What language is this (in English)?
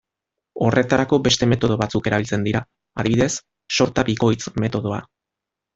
Basque